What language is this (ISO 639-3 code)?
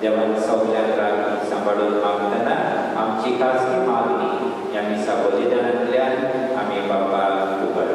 mar